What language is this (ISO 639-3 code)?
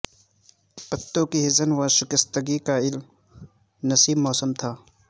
urd